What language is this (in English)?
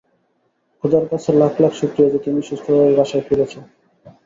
Bangla